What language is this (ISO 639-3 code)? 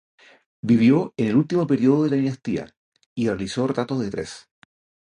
spa